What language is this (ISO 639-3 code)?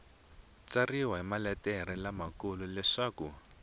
tso